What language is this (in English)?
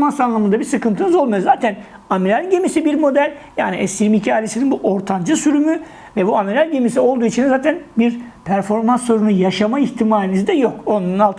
Turkish